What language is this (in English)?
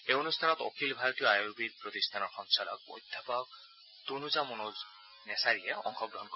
Assamese